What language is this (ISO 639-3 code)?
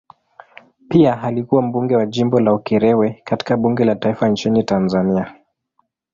swa